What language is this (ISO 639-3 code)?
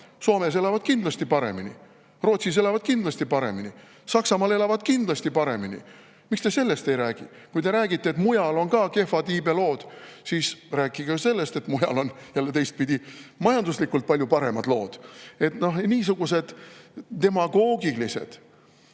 est